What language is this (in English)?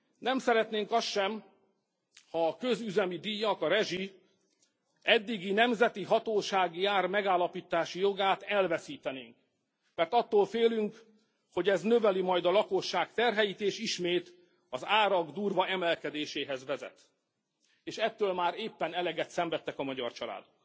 Hungarian